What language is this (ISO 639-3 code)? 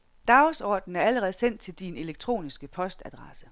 dan